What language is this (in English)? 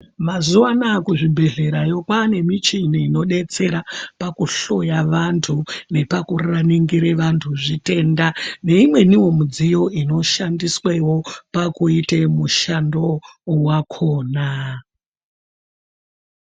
Ndau